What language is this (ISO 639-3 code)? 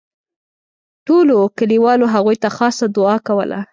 pus